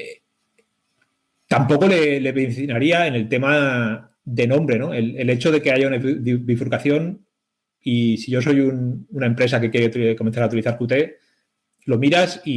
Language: Spanish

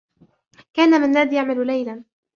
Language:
Arabic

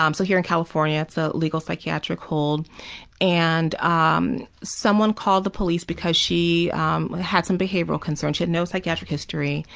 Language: English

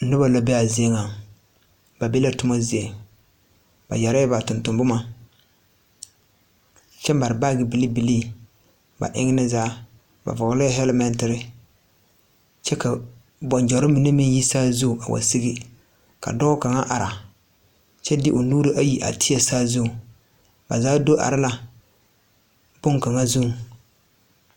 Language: Southern Dagaare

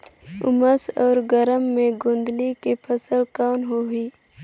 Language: Chhattisgarhi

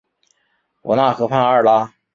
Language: Chinese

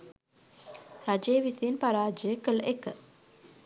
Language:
Sinhala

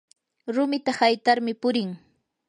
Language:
Yanahuanca Pasco Quechua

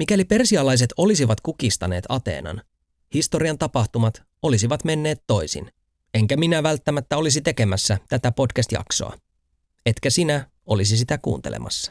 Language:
Finnish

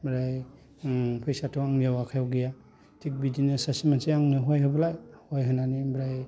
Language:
Bodo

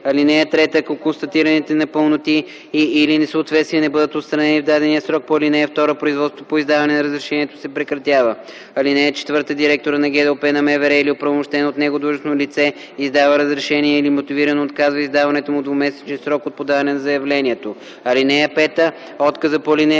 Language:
Bulgarian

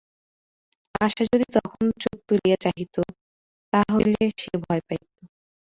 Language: Bangla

